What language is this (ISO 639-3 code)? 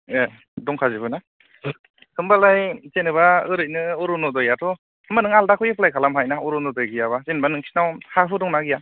brx